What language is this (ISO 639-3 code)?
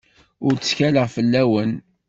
kab